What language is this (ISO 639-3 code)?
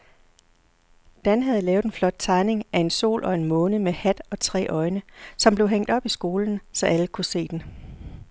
dan